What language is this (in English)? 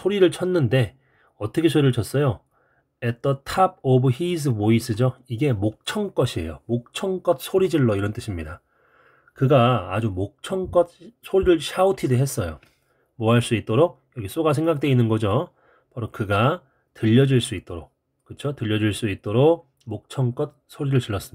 Korean